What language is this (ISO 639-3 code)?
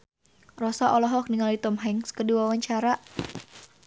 sun